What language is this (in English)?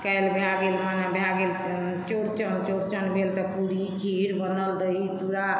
Maithili